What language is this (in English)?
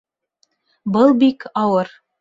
Bashkir